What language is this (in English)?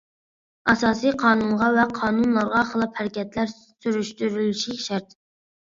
Uyghur